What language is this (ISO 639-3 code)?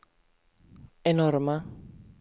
swe